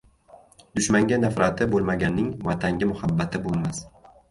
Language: Uzbek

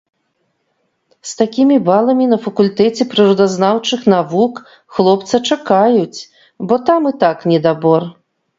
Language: Belarusian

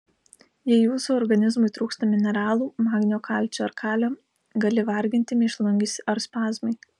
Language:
Lithuanian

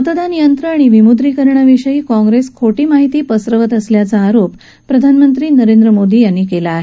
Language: Marathi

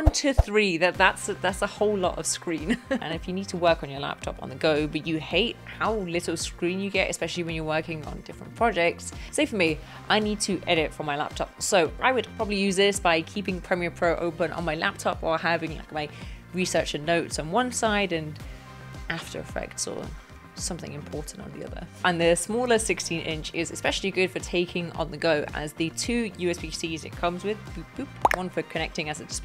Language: English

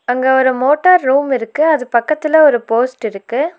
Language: Tamil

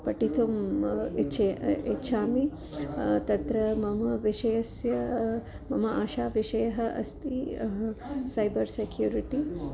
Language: Sanskrit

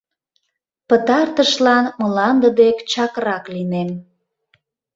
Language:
Mari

